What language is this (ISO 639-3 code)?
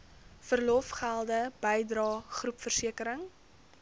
afr